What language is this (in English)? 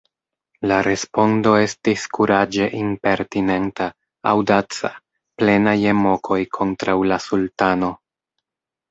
Esperanto